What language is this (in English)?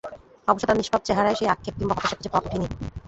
Bangla